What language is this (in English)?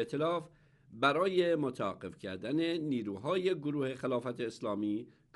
Persian